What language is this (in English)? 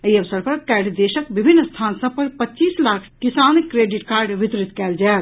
Maithili